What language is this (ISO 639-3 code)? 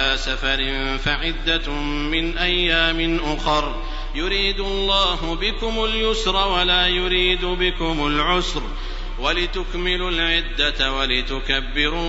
ara